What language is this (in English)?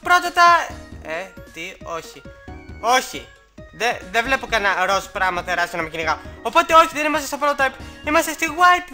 Greek